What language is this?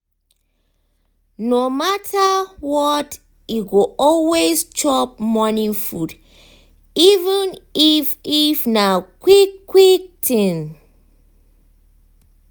Nigerian Pidgin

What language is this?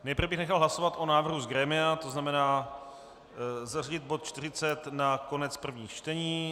Czech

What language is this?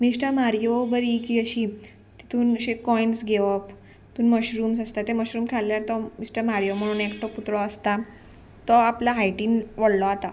Konkani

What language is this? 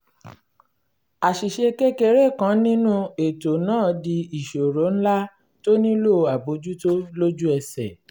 Yoruba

